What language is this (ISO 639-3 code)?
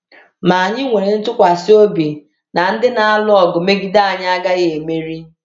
ibo